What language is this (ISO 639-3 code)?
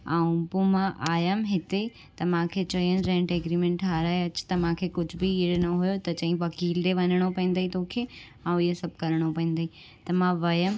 snd